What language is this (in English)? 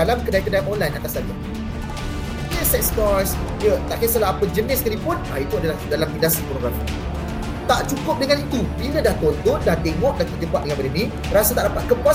Malay